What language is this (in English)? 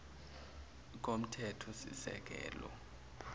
Zulu